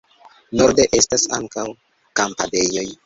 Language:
Esperanto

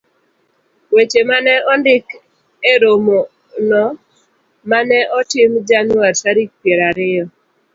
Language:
Luo (Kenya and Tanzania)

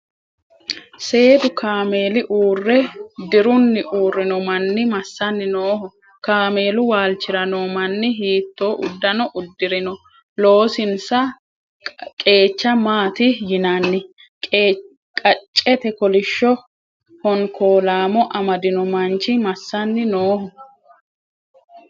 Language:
Sidamo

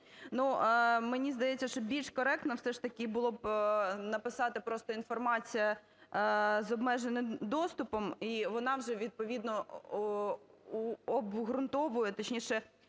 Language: Ukrainian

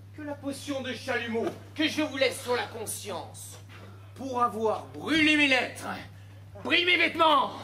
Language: French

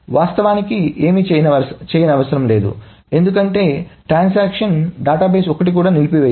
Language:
Telugu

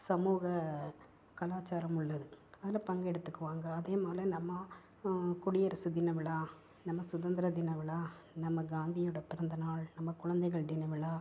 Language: Tamil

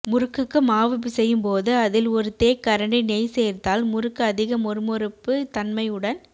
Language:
Tamil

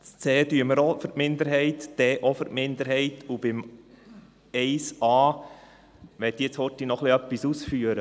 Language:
Swiss German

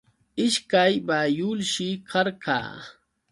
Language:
Yauyos Quechua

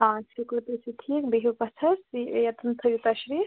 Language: Kashmiri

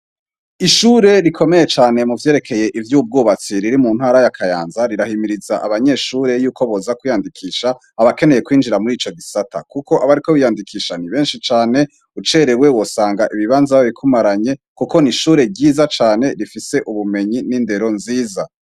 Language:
Rundi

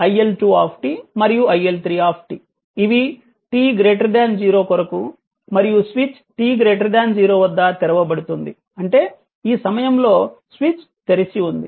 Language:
Telugu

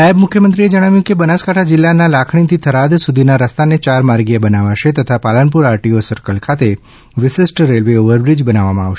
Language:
Gujarati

